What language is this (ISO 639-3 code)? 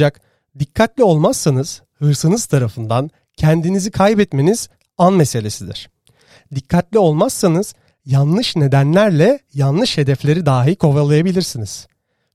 tur